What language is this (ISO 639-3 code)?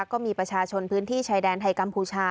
tha